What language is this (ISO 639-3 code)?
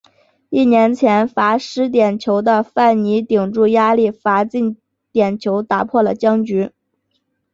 zho